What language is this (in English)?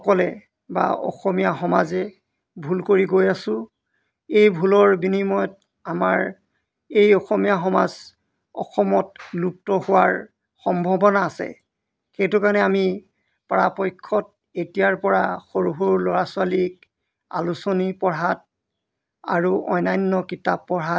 Assamese